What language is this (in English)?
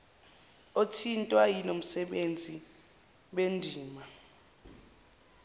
Zulu